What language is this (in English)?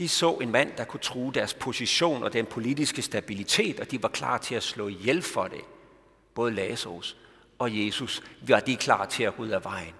Danish